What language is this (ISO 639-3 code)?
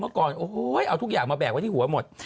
tha